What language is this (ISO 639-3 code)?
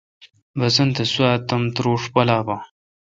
xka